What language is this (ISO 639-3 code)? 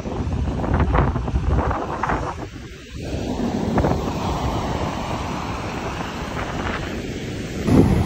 pol